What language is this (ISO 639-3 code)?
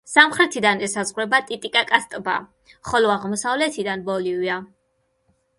kat